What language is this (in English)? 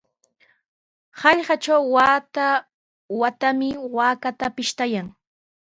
Sihuas Ancash Quechua